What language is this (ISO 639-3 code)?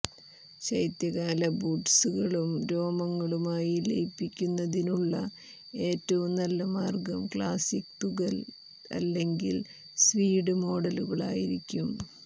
mal